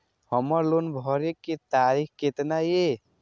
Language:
Maithili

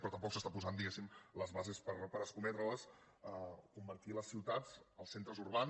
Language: Catalan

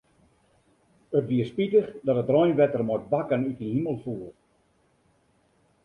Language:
Western Frisian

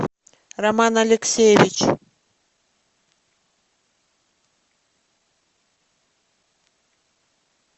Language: Russian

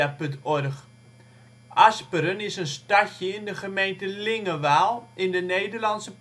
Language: Dutch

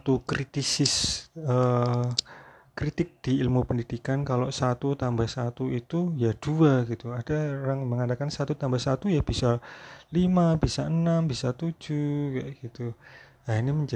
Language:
Indonesian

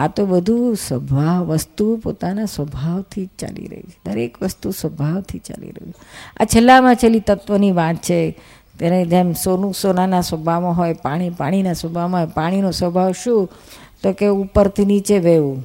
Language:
Gujarati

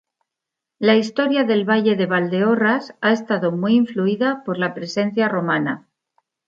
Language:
Spanish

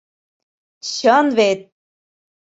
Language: Mari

